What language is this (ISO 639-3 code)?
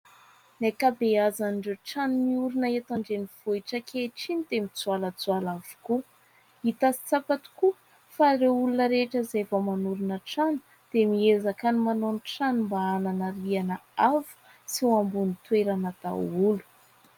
mlg